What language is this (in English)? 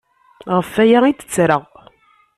Kabyle